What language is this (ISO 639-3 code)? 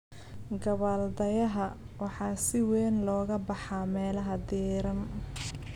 som